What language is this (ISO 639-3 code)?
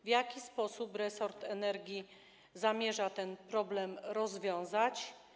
pol